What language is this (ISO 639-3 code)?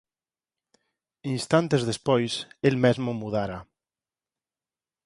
glg